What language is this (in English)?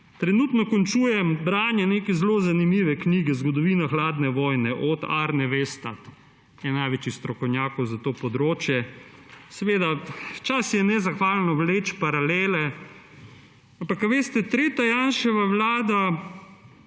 Slovenian